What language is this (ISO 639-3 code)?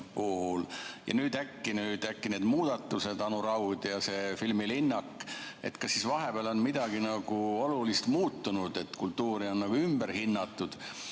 est